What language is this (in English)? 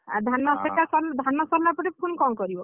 Odia